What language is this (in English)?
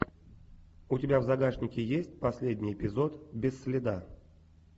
Russian